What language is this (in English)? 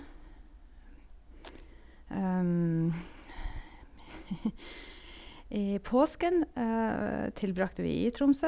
Norwegian